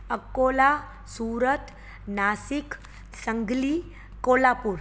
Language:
Sindhi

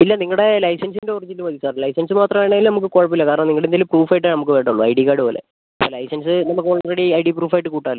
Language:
Malayalam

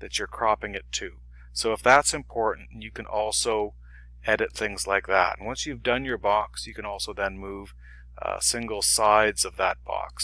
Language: English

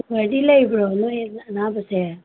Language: Manipuri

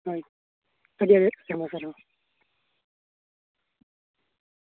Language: Santali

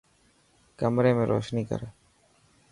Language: Dhatki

